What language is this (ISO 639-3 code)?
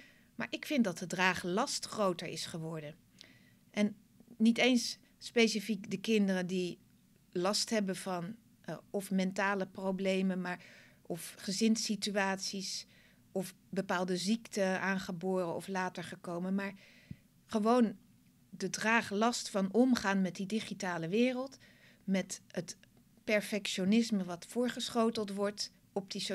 nld